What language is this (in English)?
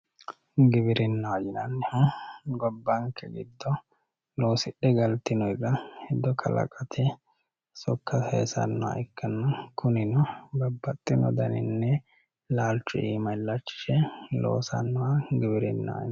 Sidamo